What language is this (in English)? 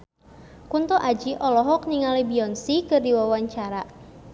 Sundanese